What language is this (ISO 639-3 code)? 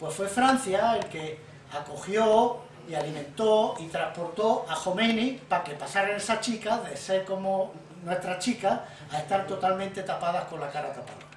spa